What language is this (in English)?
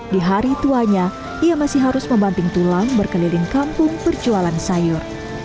Indonesian